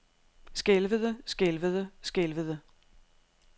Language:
Danish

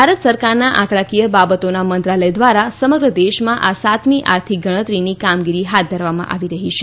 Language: Gujarati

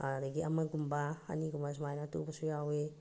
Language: Manipuri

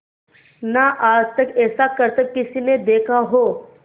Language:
Hindi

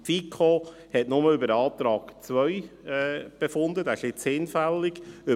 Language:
Swiss German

